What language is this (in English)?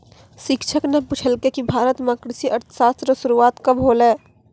Maithili